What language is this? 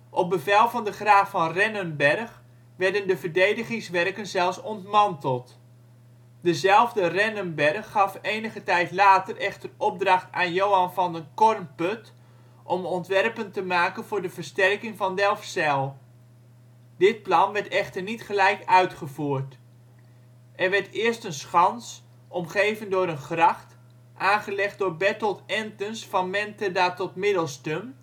Dutch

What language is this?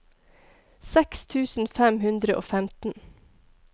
Norwegian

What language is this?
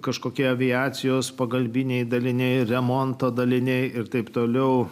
Lithuanian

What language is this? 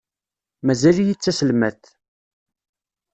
Kabyle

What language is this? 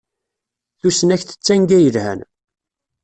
Kabyle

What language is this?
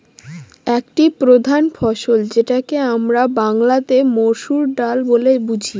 Bangla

